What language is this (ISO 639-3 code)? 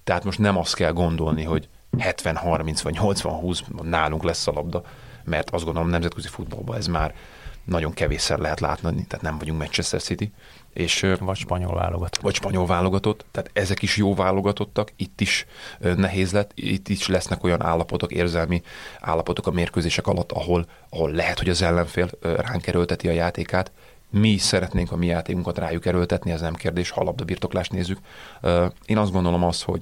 hun